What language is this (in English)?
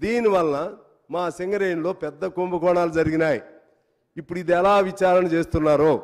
Telugu